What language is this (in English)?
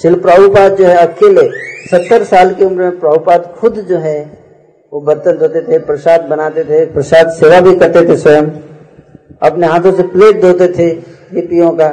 Hindi